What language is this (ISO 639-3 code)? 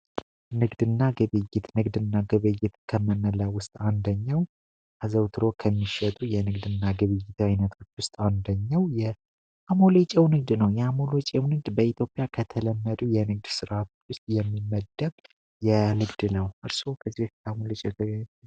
amh